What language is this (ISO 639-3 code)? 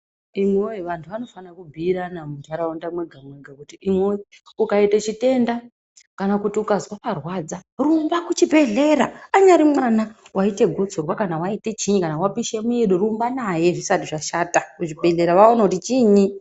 ndc